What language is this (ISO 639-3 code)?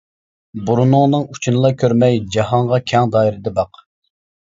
uig